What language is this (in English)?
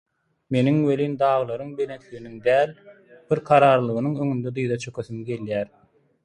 Turkmen